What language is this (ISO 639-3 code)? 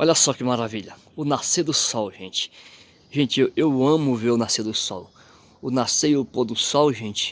por